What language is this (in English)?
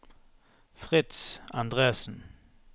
Norwegian